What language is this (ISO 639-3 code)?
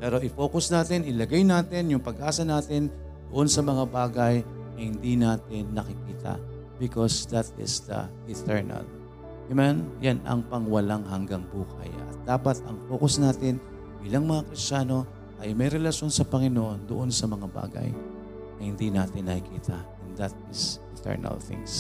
fil